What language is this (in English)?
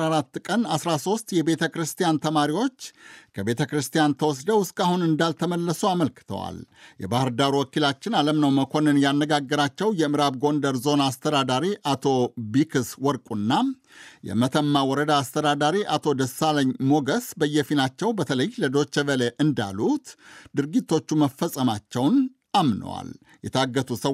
Amharic